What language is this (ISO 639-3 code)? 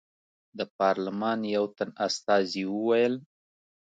pus